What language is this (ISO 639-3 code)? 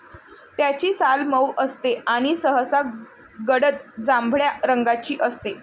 mar